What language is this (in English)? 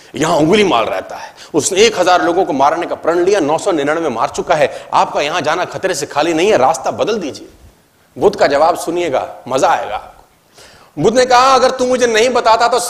Hindi